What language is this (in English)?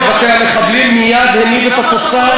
Hebrew